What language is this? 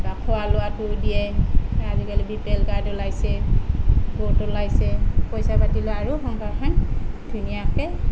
Assamese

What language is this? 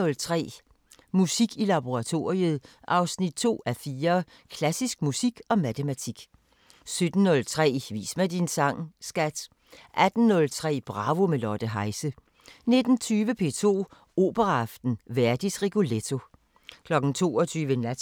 Danish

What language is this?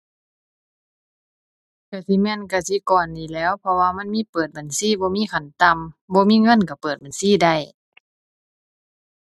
Thai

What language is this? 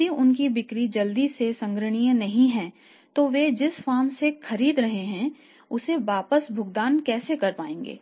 Hindi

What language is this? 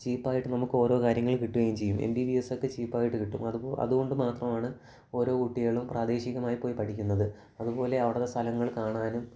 Malayalam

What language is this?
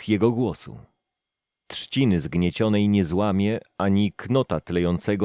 Polish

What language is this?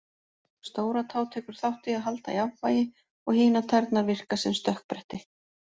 Icelandic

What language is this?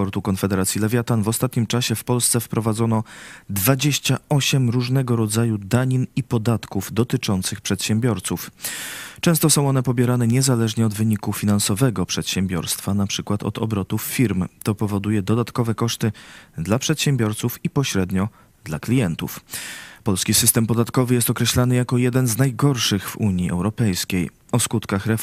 Polish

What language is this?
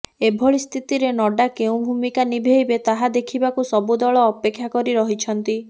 Odia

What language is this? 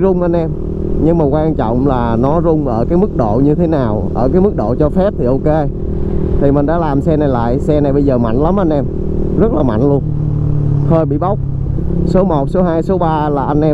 Vietnamese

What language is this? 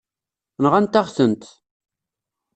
Kabyle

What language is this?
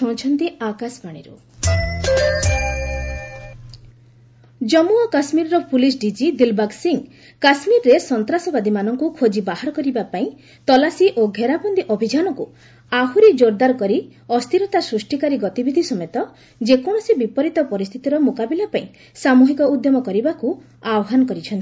Odia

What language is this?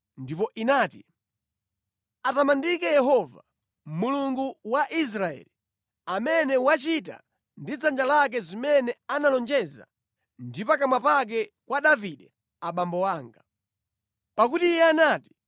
Nyanja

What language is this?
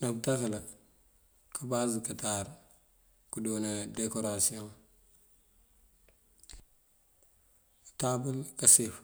Mandjak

